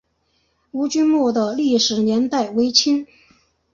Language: Chinese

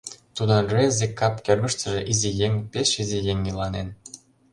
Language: Mari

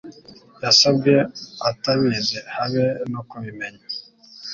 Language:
Kinyarwanda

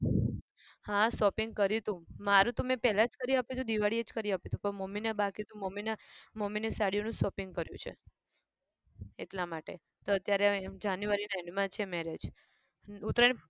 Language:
Gujarati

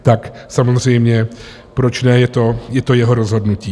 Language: Czech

